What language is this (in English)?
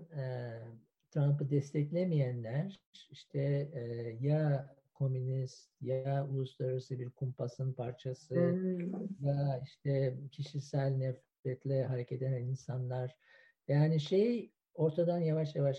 Turkish